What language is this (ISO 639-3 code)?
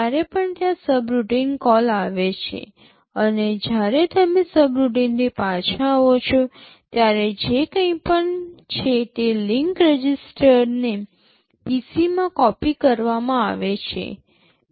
guj